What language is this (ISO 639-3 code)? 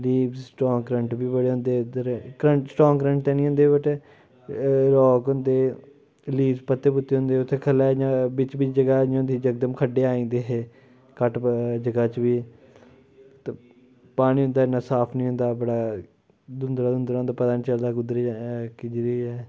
doi